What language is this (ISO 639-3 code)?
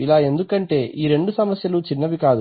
tel